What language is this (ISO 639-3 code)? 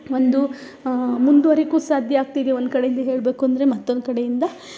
kan